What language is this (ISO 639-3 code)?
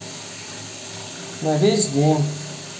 rus